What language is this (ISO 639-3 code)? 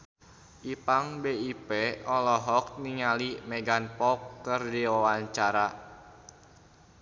sun